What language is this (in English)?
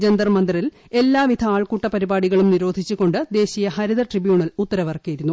Malayalam